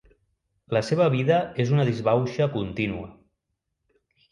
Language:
Catalan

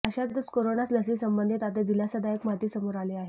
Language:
Marathi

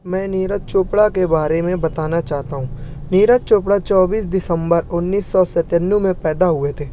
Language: Urdu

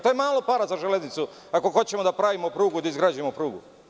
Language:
Serbian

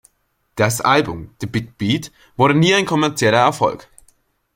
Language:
German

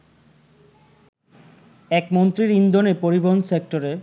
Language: Bangla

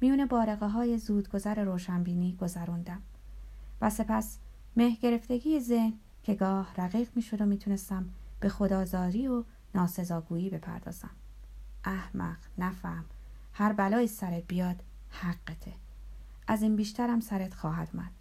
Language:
Persian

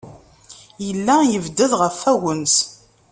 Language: Kabyle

